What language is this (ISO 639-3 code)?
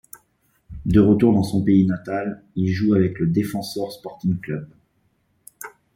fra